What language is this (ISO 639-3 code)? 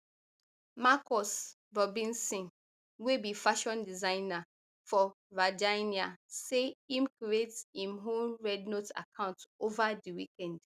pcm